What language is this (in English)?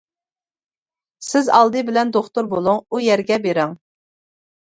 Uyghur